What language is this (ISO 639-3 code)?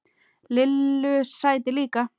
isl